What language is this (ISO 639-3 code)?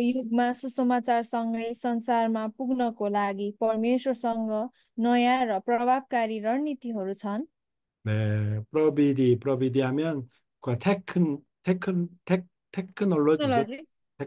kor